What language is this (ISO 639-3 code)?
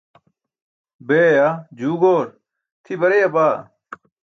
bsk